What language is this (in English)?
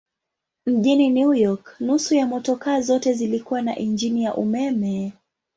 Swahili